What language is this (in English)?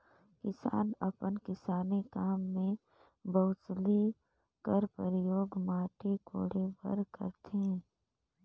Chhattisgarhi